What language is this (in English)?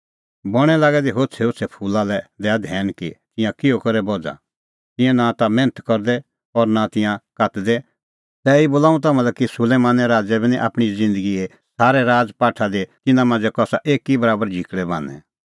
Kullu Pahari